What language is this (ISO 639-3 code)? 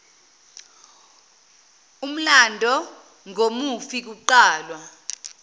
zul